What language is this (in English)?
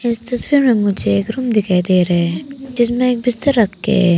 Hindi